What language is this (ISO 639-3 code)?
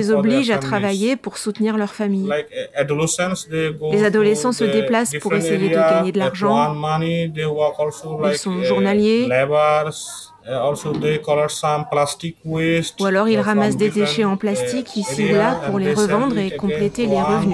fra